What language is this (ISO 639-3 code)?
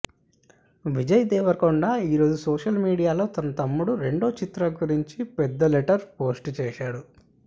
tel